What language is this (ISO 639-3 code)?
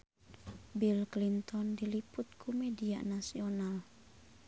sun